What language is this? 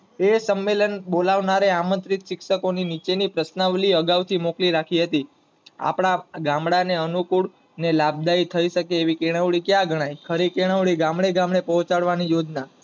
Gujarati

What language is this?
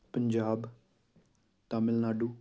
Punjabi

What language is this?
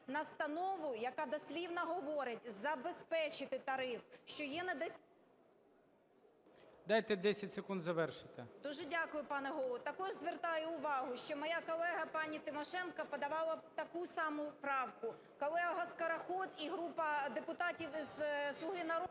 Ukrainian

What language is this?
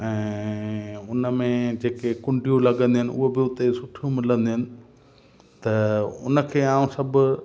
Sindhi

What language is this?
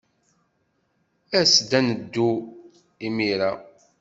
Kabyle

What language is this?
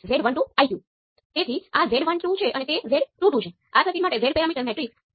Gujarati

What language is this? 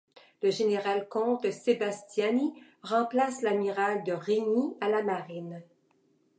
French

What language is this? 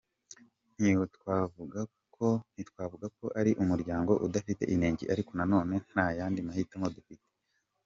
Kinyarwanda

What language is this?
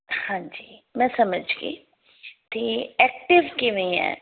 Punjabi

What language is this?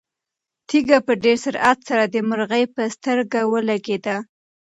Pashto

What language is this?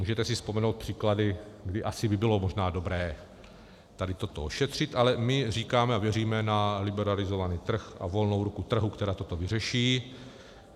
Czech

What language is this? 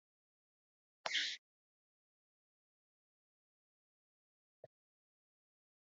Georgian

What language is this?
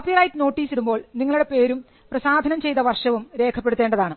Malayalam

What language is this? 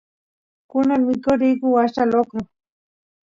Santiago del Estero Quichua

